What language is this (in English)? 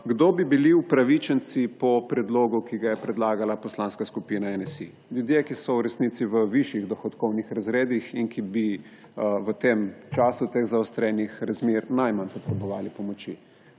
Slovenian